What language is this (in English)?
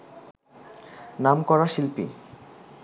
Bangla